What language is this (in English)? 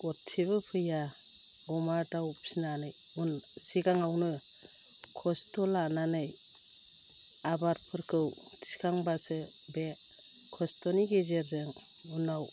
Bodo